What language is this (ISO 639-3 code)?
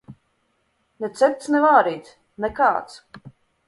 lav